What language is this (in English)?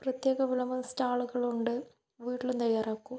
Malayalam